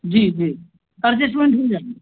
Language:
Hindi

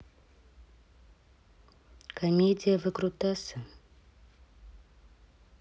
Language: Russian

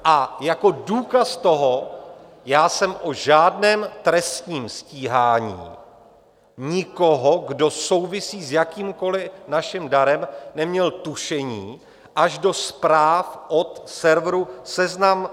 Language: Czech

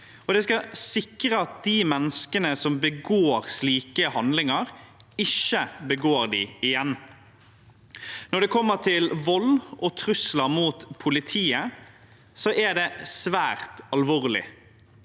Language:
Norwegian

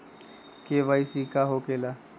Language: Magahi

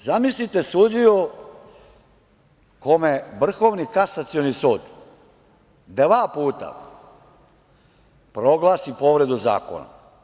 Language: Serbian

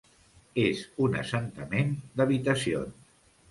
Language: Catalan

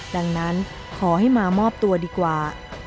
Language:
Thai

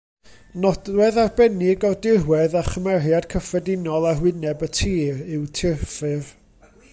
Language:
Welsh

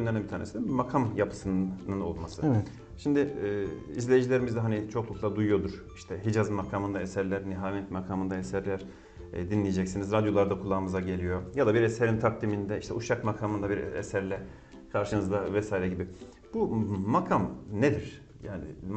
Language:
Turkish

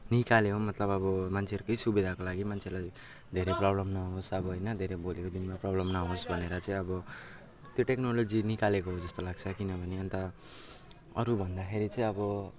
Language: Nepali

